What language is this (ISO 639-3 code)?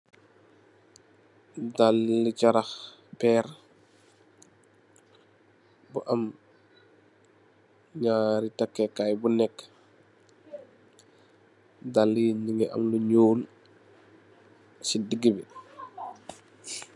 wol